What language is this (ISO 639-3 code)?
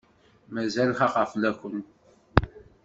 kab